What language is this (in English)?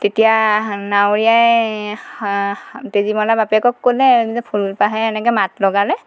Assamese